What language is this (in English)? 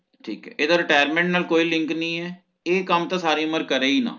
Punjabi